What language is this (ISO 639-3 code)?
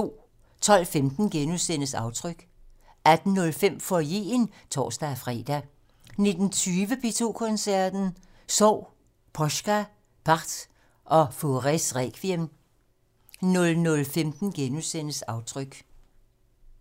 dan